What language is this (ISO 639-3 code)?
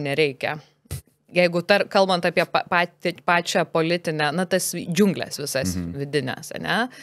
lit